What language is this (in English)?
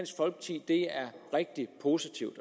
Danish